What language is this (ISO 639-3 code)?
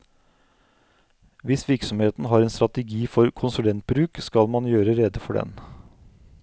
nor